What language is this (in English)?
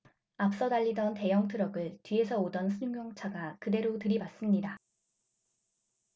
Korean